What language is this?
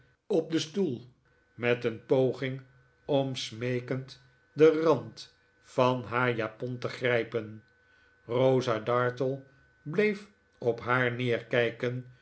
Dutch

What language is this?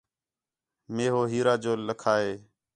Khetrani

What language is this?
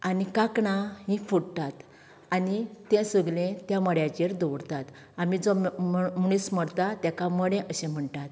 Konkani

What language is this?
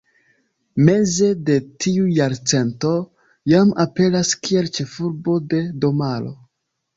Esperanto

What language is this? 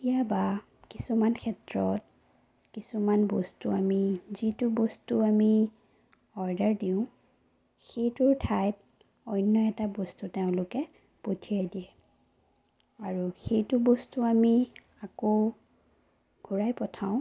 Assamese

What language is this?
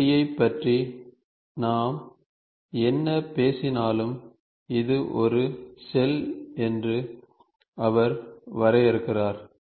Tamil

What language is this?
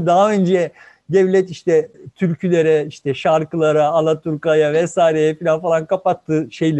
Turkish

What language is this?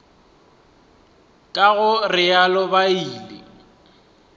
Northern Sotho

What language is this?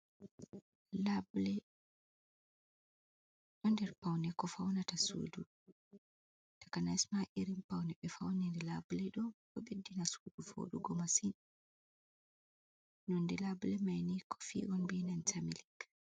Fula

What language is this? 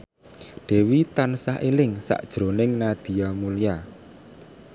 Javanese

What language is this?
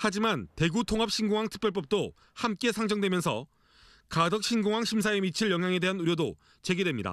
Korean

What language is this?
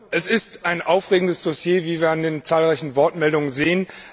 German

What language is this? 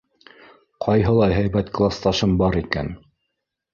Bashkir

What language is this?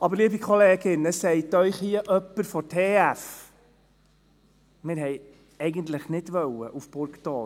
Swiss German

